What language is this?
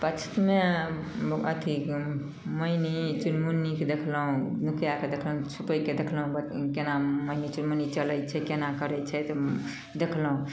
Maithili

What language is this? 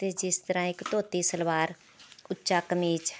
Punjabi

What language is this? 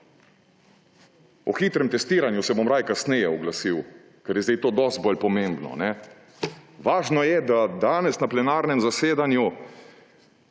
Slovenian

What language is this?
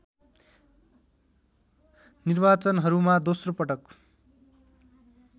Nepali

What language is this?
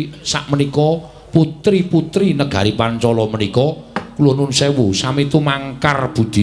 Indonesian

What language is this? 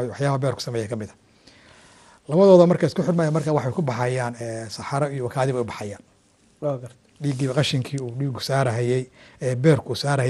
Arabic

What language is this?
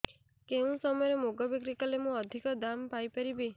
Odia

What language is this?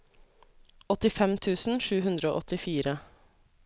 Norwegian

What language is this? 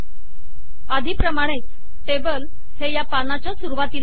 Marathi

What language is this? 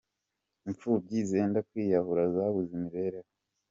Kinyarwanda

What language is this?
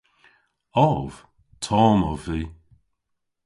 Cornish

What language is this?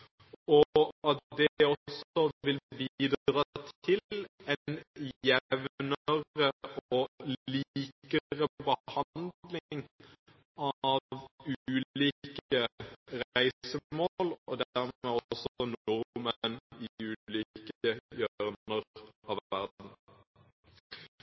Norwegian Bokmål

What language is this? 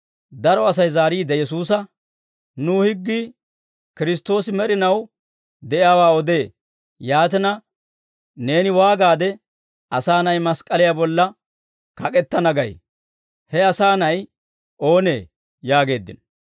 Dawro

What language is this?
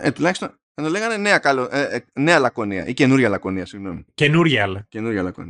Greek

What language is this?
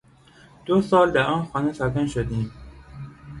Persian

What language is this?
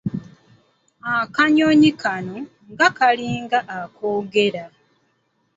Ganda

